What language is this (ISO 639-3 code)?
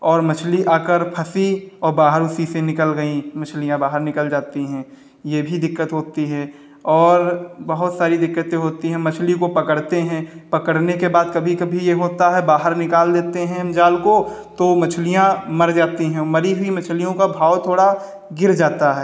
hin